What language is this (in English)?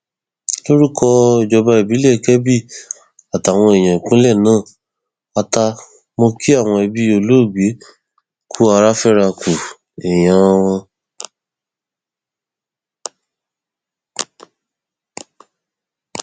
Yoruba